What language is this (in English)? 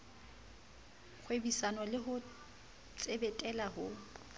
Southern Sotho